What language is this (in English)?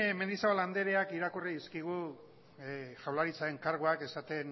Basque